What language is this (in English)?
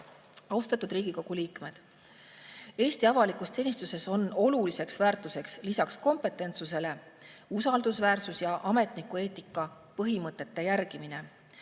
Estonian